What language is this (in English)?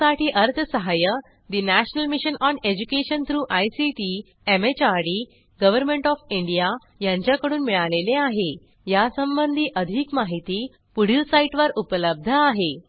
Marathi